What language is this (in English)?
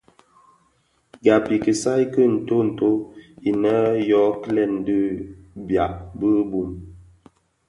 Bafia